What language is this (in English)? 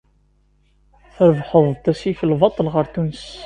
Kabyle